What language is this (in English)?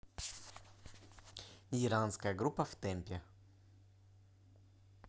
Russian